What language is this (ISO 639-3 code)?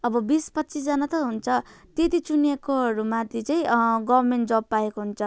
nep